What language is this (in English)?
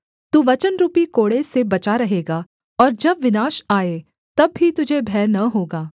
Hindi